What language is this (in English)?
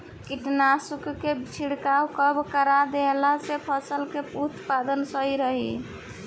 Bhojpuri